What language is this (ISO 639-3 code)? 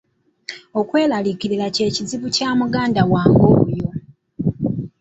lug